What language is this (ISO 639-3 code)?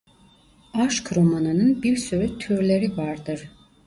tur